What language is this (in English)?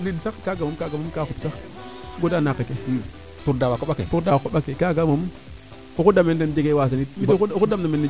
Serer